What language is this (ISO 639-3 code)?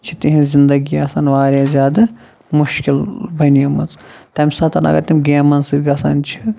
kas